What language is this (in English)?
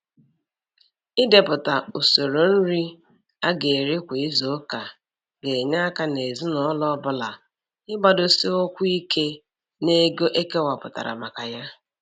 Igbo